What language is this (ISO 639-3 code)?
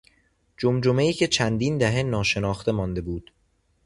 fas